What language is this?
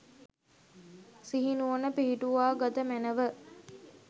Sinhala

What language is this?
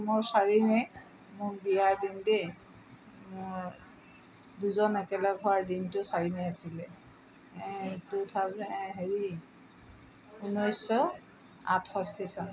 Assamese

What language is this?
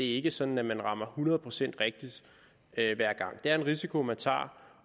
Danish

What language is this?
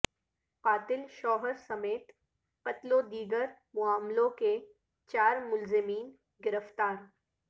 Urdu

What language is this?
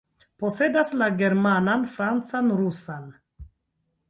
Esperanto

